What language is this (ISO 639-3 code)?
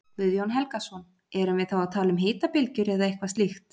isl